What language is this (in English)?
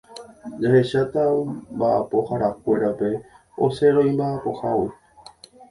Guarani